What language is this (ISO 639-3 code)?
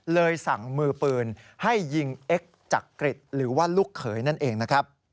tha